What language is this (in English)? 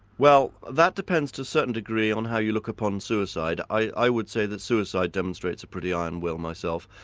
English